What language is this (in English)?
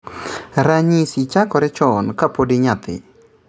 Luo (Kenya and Tanzania)